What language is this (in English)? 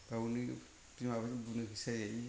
Bodo